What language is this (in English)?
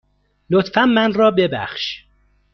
Persian